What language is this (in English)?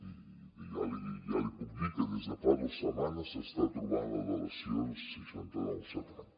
Catalan